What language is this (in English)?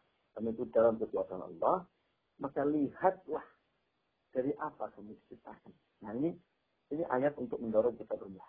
Indonesian